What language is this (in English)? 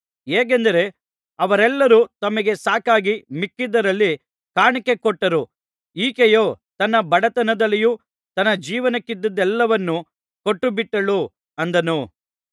Kannada